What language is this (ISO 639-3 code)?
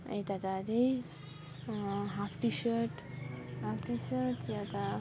nep